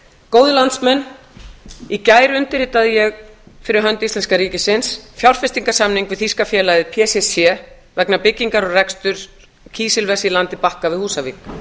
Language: Icelandic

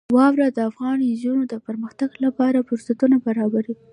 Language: Pashto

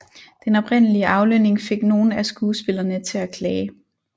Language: Danish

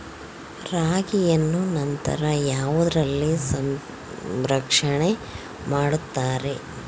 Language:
Kannada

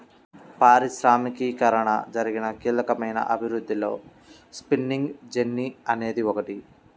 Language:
Telugu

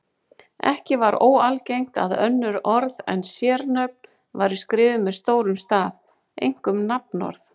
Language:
Icelandic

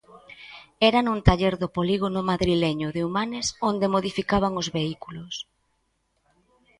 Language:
Galician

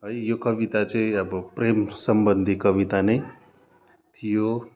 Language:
Nepali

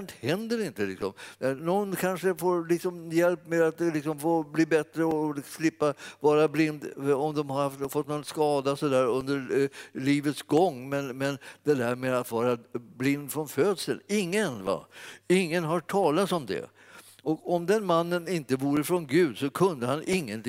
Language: Swedish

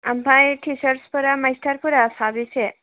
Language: Bodo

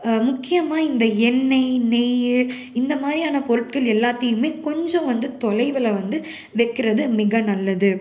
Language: Tamil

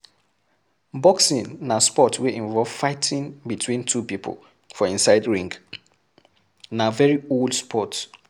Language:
Nigerian Pidgin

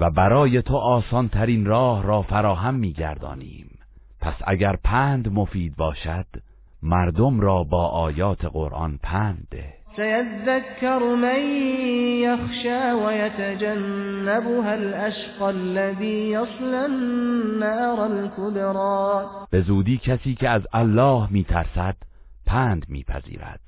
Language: Persian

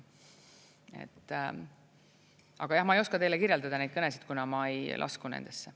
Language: Estonian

